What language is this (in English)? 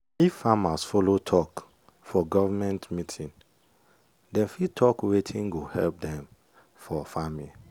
Nigerian Pidgin